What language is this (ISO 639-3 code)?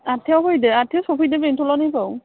brx